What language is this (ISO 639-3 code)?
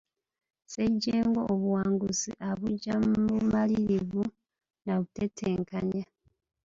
lug